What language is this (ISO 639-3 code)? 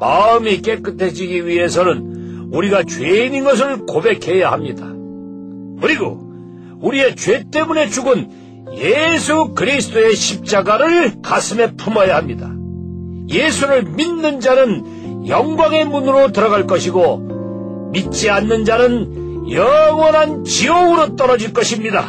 kor